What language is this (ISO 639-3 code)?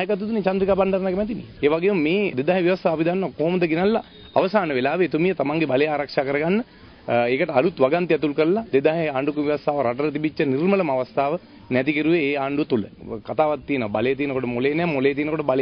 ron